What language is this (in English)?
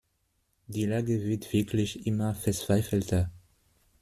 German